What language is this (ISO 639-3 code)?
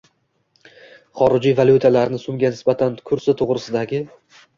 uzb